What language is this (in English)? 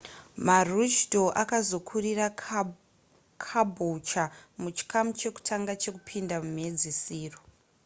Shona